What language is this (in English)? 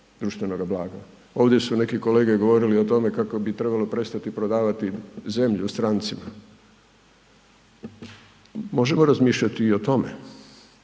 Croatian